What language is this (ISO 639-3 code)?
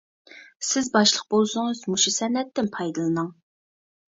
uig